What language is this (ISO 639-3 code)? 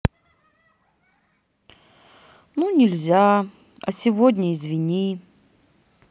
rus